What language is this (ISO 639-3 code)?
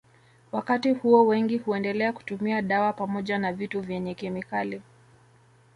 swa